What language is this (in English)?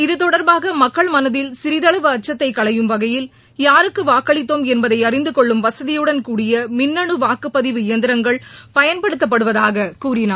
Tamil